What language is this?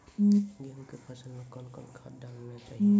Maithili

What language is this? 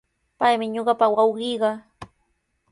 Sihuas Ancash Quechua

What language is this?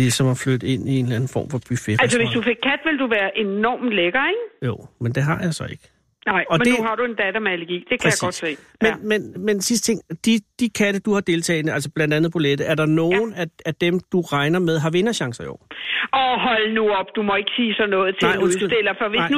Danish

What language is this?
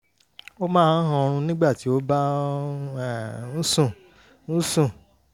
Yoruba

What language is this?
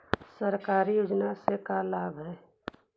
Magahi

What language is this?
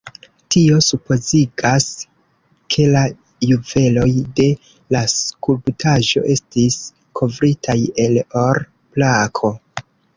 Esperanto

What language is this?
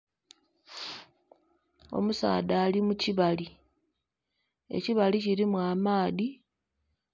Soga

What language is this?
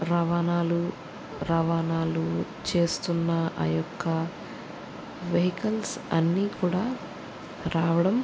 Telugu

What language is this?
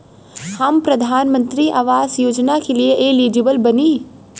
Bhojpuri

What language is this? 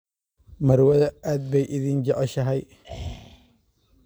Somali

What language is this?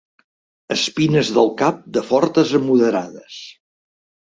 Catalan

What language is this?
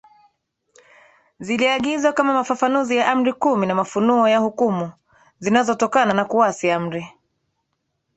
Swahili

